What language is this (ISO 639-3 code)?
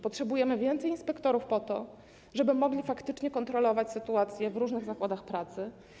pol